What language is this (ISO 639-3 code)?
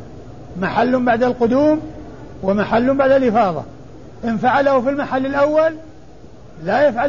ara